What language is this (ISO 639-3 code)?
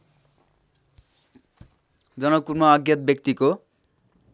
nep